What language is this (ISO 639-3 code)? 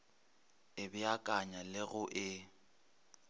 nso